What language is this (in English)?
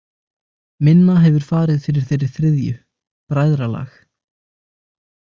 Icelandic